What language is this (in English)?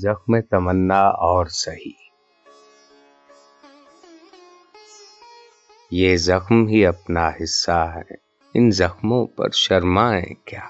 Urdu